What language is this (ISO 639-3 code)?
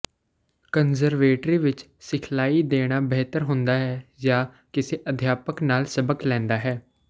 pan